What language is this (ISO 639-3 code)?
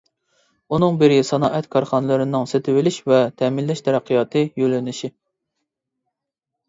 uig